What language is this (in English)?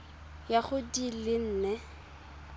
Tswana